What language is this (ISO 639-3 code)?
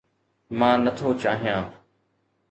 snd